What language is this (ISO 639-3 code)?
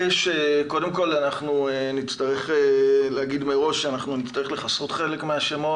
heb